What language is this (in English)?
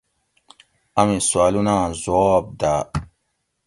Gawri